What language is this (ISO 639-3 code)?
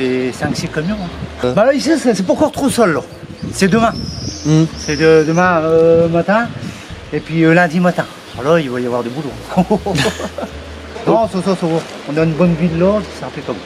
fra